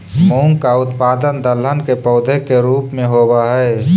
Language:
Magahi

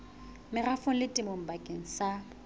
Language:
Southern Sotho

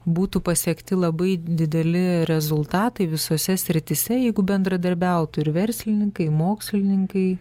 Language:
Lithuanian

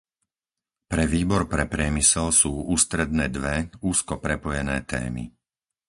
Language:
Slovak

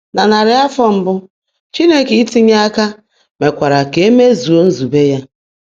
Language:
Igbo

